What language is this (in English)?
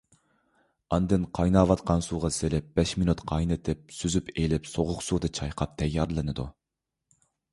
Uyghur